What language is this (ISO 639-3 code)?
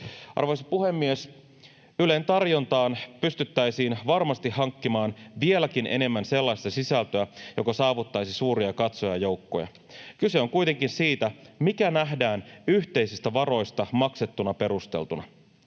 fin